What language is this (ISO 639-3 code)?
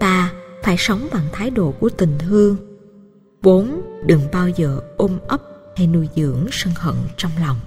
vie